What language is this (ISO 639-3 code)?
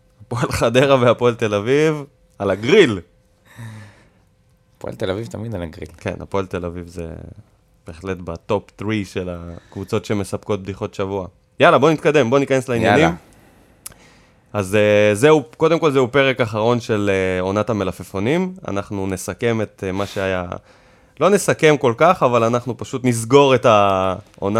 heb